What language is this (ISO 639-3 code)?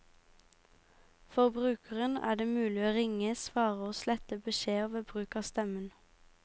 nor